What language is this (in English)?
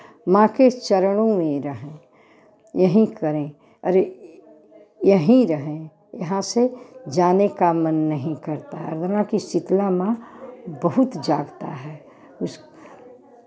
Hindi